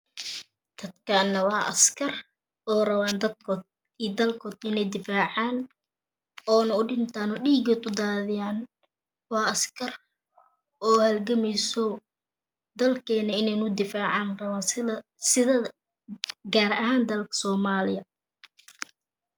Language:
Somali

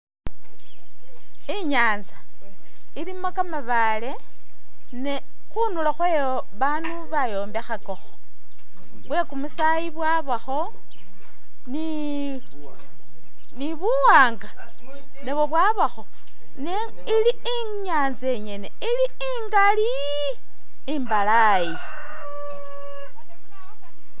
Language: Masaaba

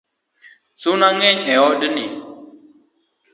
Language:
Luo (Kenya and Tanzania)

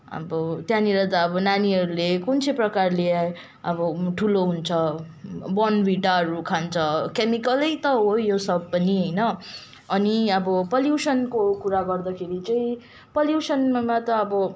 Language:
Nepali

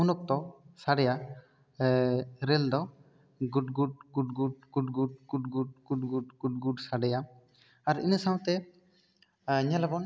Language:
Santali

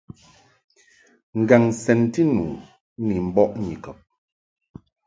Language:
Mungaka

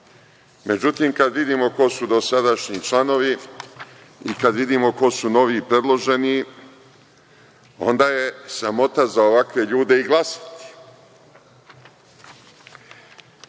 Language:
Serbian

